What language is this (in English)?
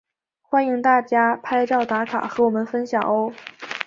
Chinese